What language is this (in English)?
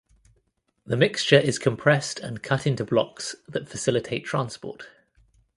English